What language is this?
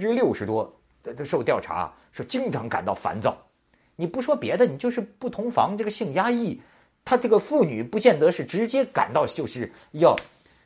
Chinese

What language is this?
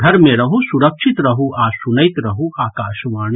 Maithili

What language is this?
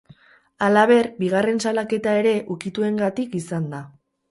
Basque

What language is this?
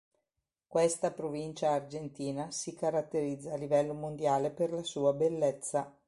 Italian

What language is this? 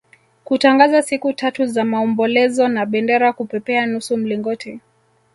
Swahili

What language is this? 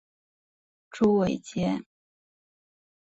Chinese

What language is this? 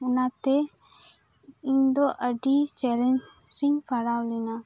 Santali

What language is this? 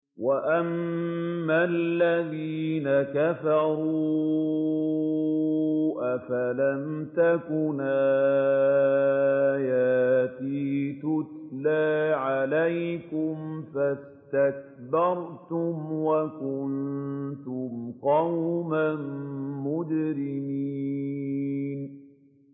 Arabic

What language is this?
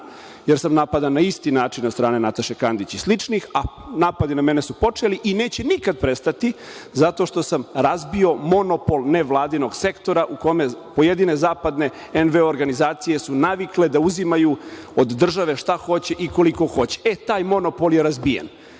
Serbian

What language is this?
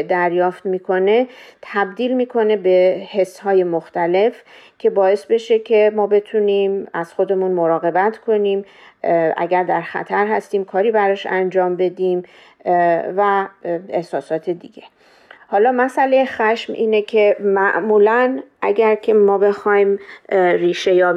Persian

